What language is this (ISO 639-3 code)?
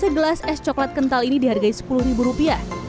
ind